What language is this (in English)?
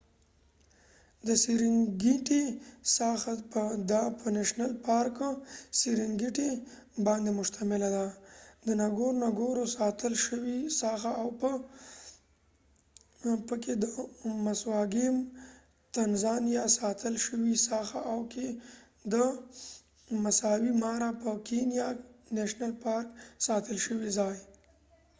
Pashto